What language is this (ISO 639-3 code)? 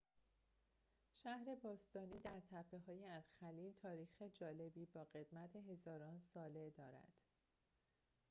fas